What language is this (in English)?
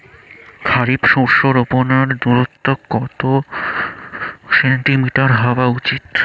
Bangla